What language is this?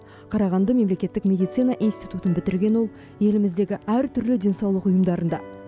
Kazakh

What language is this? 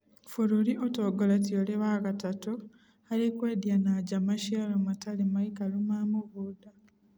Kikuyu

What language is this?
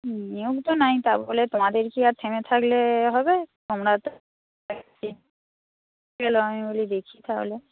Bangla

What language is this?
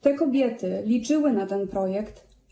Polish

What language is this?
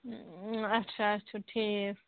Kashmiri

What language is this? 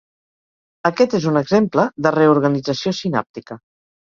Catalan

